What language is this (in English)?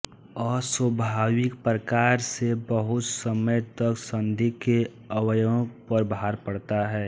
Hindi